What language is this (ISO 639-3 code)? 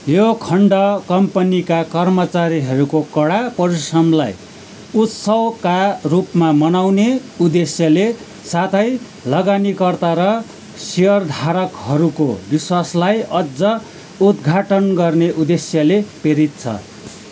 nep